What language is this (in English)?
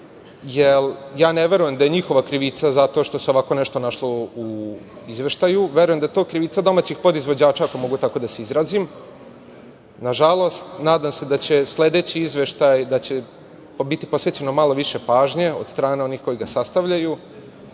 Serbian